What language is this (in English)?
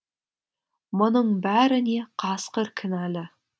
Kazakh